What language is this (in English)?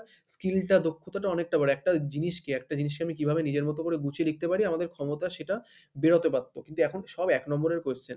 Bangla